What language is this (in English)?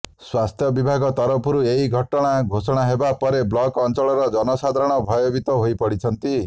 Odia